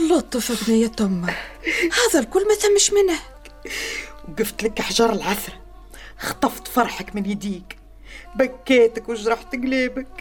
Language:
Arabic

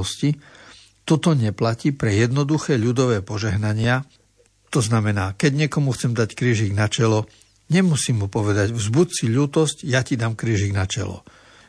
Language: Slovak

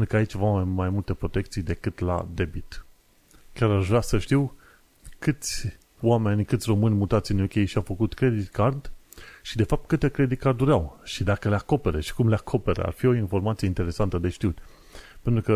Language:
Romanian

